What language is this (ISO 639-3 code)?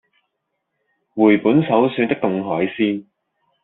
yue